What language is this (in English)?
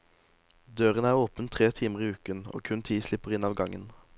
Norwegian